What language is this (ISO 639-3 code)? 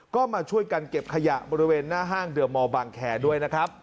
tha